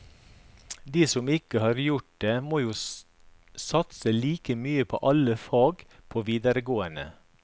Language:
Norwegian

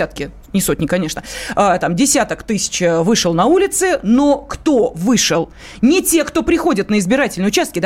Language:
Russian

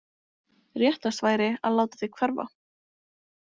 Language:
Icelandic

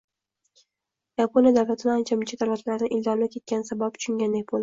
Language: Uzbek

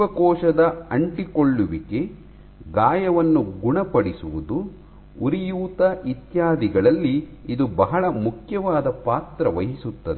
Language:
Kannada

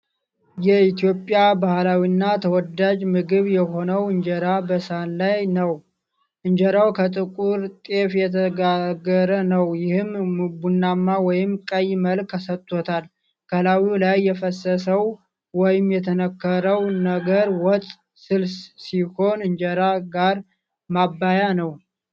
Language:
Amharic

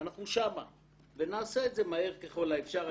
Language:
Hebrew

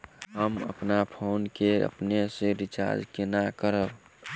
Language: Maithili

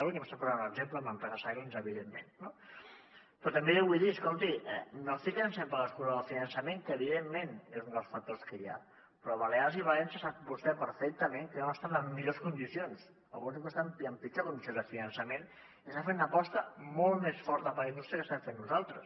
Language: Catalan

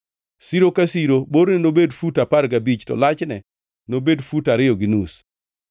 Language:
Luo (Kenya and Tanzania)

